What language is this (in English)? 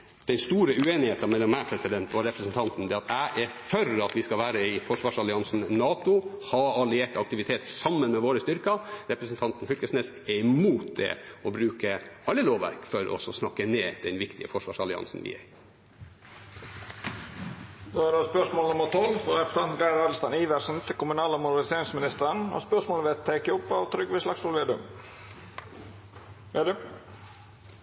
Norwegian